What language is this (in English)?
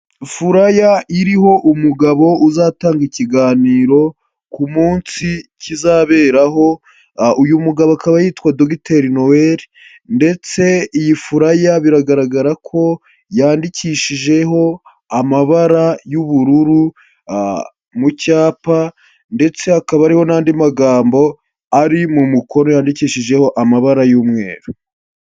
Kinyarwanda